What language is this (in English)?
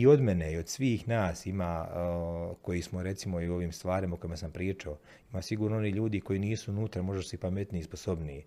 Croatian